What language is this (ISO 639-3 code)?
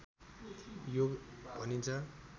nep